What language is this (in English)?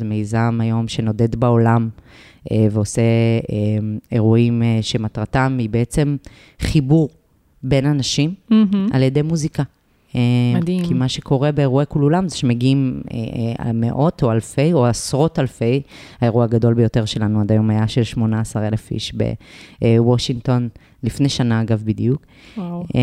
Hebrew